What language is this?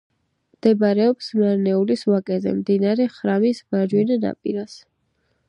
Georgian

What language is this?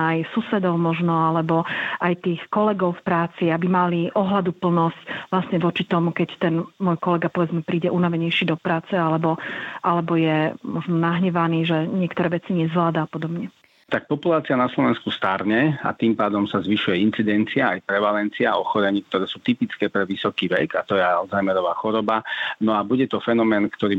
Slovak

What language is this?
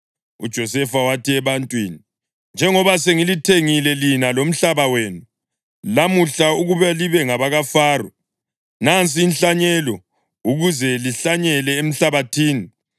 North Ndebele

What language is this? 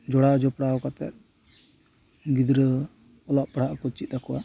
Santali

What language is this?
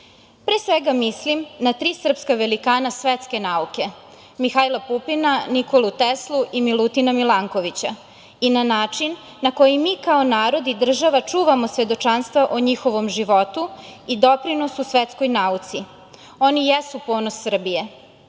Serbian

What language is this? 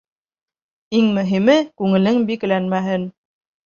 Bashkir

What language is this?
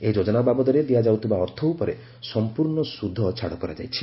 Odia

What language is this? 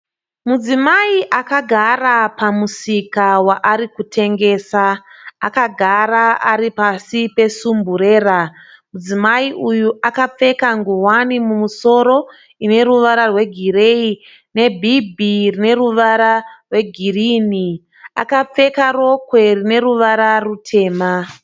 Shona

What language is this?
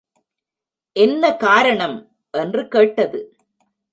Tamil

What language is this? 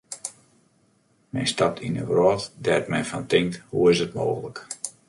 Western Frisian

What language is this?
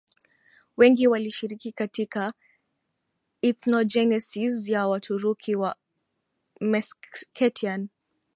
Swahili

